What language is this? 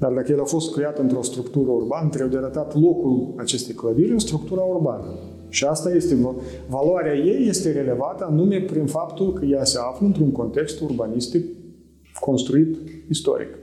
Romanian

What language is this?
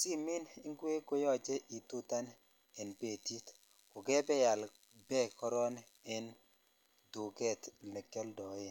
Kalenjin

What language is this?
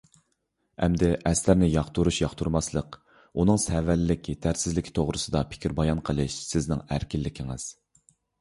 Uyghur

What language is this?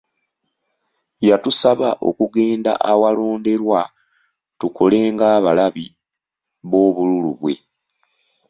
Ganda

